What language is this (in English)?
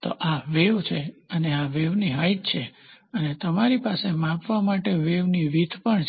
Gujarati